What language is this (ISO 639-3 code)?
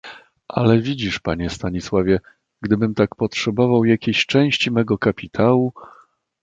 pol